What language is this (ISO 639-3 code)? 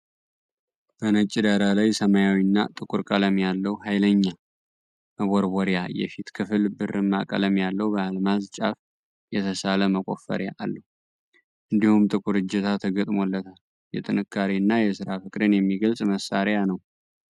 amh